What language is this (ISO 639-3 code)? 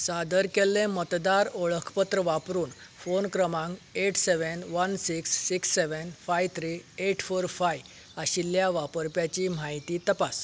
kok